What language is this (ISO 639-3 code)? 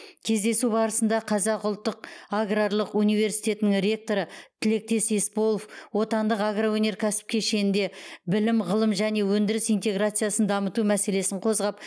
kaz